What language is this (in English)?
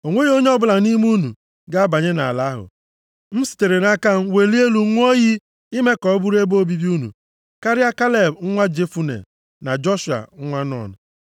Igbo